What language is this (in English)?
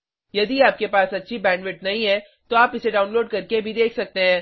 Hindi